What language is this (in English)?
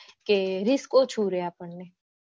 Gujarati